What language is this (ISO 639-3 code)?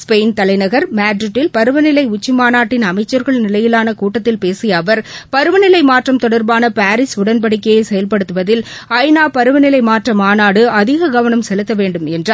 tam